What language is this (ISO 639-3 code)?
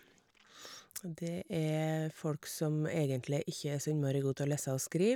nor